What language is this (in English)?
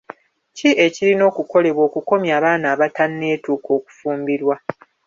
Ganda